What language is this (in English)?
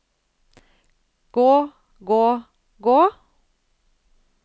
Norwegian